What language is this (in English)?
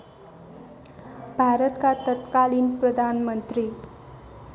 Nepali